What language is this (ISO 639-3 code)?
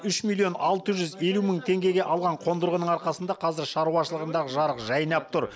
kaz